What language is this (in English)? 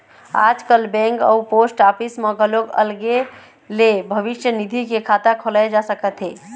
Chhattisgarhi